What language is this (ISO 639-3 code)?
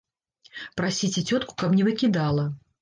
bel